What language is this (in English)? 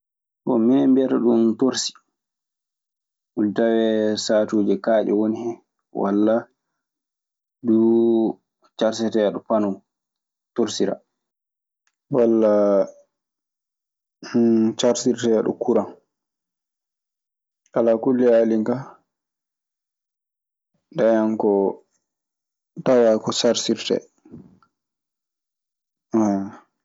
Maasina Fulfulde